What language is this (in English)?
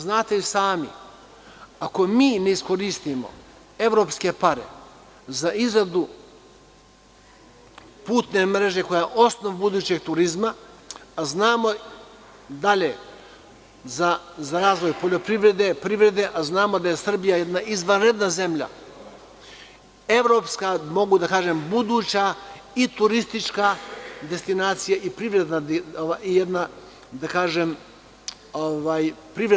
Serbian